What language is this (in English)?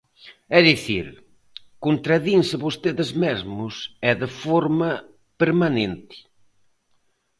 Galician